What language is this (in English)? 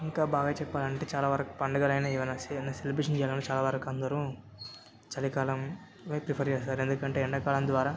Telugu